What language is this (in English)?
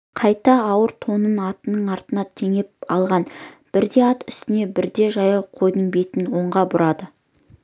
Kazakh